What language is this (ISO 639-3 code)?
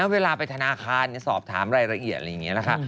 tha